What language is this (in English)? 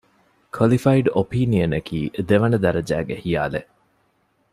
Divehi